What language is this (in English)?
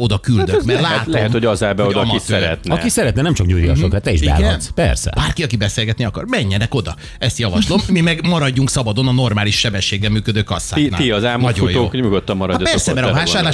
Hungarian